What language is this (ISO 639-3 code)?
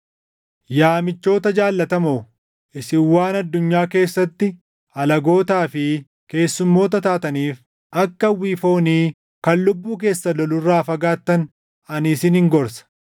orm